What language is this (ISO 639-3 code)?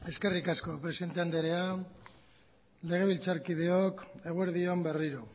eus